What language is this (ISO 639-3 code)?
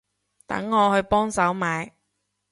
yue